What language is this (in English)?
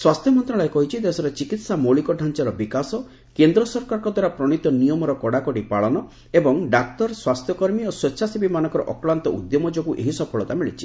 Odia